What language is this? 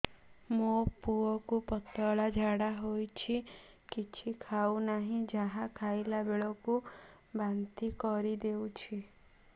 Odia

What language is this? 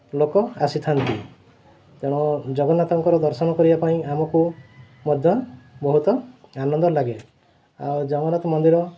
Odia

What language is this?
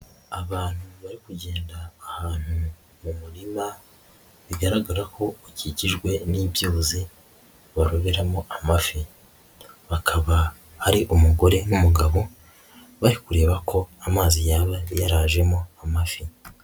Kinyarwanda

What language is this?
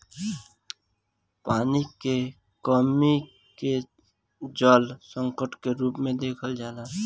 Bhojpuri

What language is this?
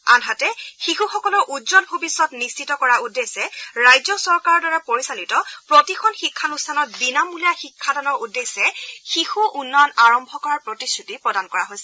Assamese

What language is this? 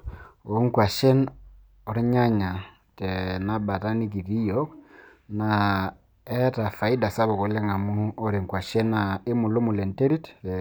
Masai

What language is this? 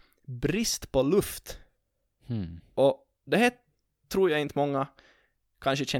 Swedish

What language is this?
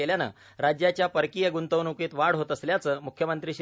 Marathi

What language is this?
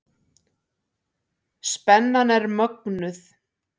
Icelandic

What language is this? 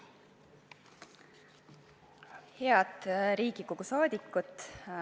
Estonian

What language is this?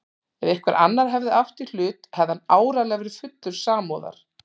Icelandic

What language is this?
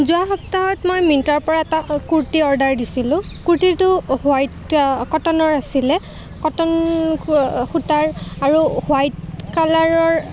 Assamese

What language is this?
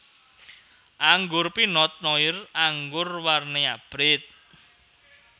Javanese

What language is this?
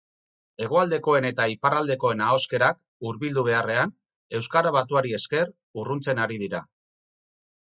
Basque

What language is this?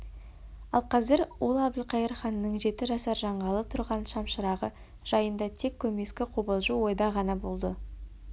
Kazakh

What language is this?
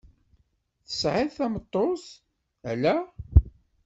Kabyle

